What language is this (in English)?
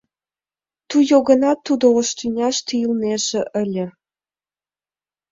Mari